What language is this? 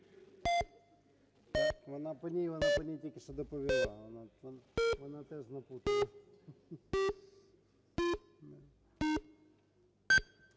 Ukrainian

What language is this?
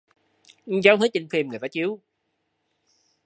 Vietnamese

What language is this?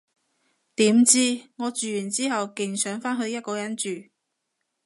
Cantonese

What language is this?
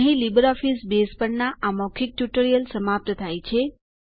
Gujarati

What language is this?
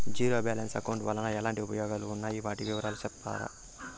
Telugu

